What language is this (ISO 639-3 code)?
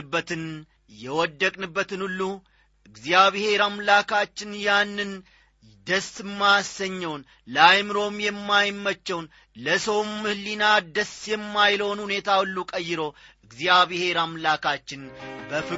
amh